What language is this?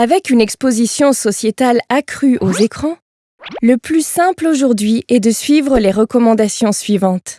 French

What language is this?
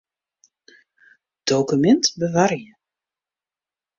Western Frisian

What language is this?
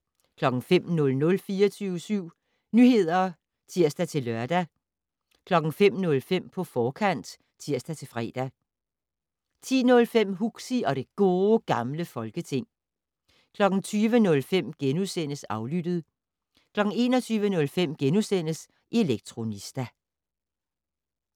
Danish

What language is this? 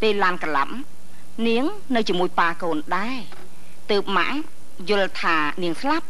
Thai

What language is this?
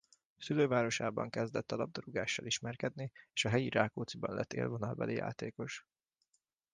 Hungarian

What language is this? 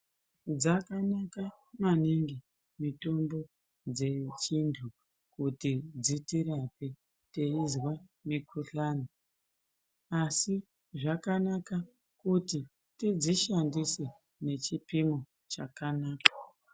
Ndau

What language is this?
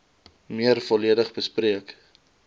Afrikaans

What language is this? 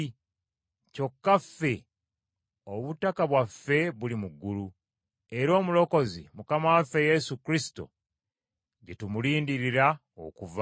Ganda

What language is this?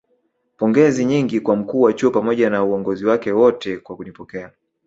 Swahili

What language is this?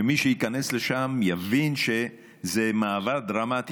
Hebrew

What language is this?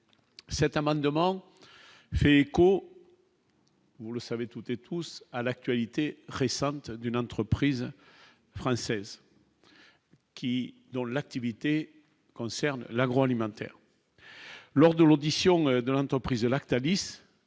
French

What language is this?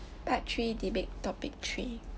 English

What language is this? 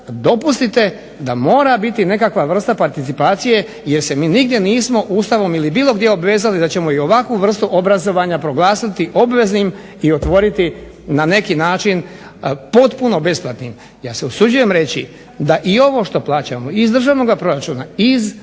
Croatian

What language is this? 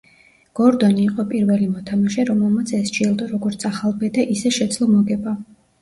Georgian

